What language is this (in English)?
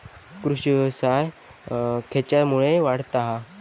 Marathi